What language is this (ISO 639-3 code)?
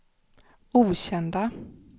swe